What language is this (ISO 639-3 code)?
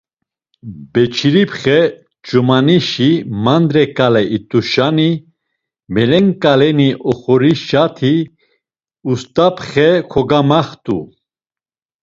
lzz